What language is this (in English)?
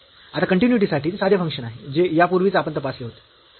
Marathi